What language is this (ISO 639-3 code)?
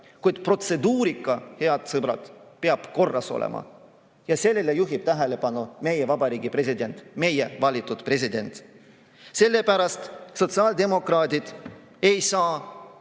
est